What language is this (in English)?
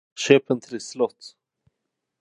Swedish